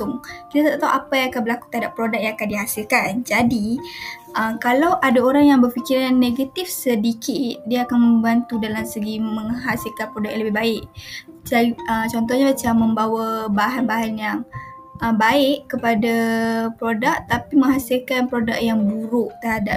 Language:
Malay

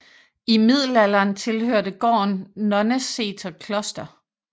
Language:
Danish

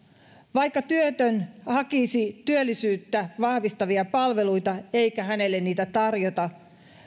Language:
Finnish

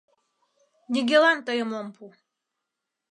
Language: Mari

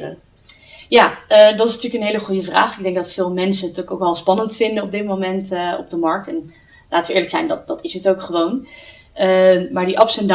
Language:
Dutch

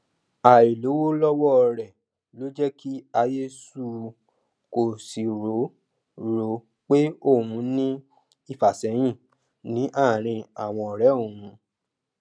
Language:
Yoruba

